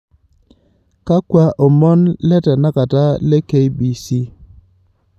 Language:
Masai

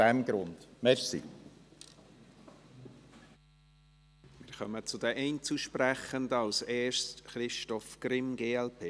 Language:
Swiss German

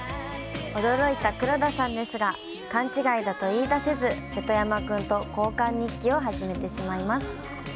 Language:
Japanese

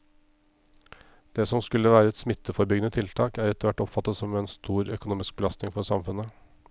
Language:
Norwegian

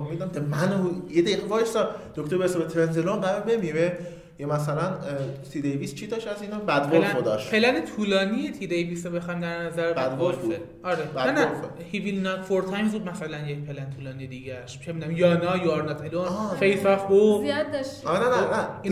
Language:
Persian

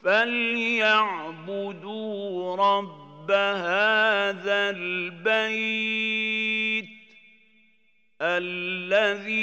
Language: Arabic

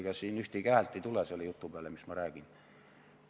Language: Estonian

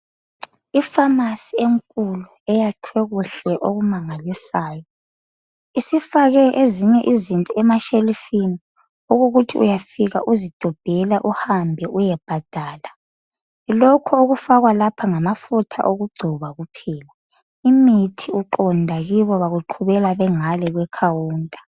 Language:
North Ndebele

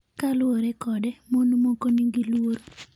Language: Luo (Kenya and Tanzania)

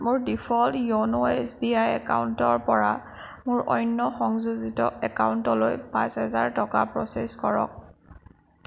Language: Assamese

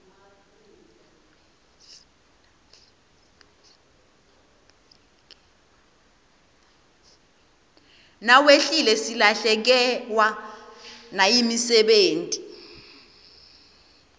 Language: Swati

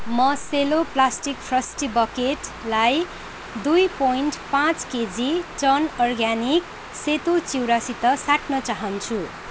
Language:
Nepali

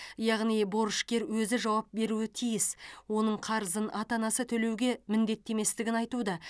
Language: Kazakh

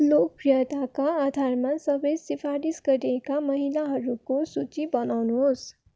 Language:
Nepali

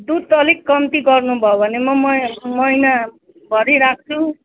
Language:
Nepali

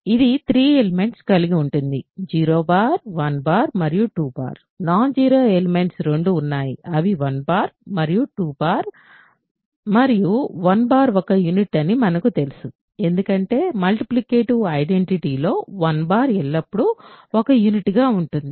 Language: Telugu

